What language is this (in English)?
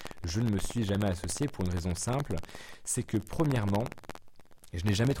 French